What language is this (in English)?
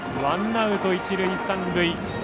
Japanese